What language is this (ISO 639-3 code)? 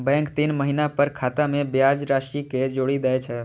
mai